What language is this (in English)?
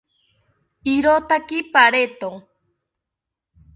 South Ucayali Ashéninka